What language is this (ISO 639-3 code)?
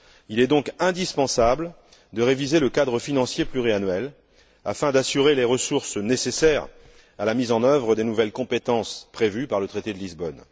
fra